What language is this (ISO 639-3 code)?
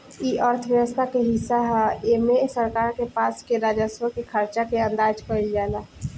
bho